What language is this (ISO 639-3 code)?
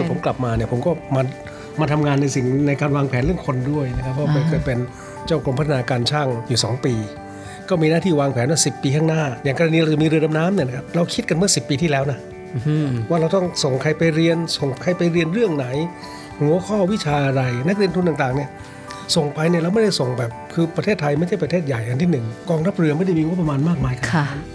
tha